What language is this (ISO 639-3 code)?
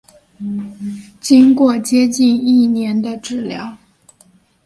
zho